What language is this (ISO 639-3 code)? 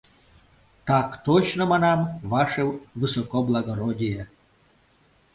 chm